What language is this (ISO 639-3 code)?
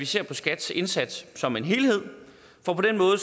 dan